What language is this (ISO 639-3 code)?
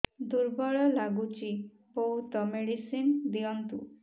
ori